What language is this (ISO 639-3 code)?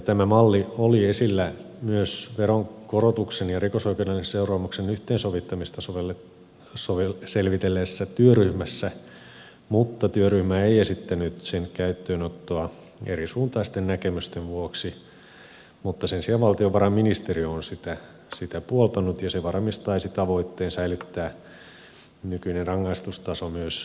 fin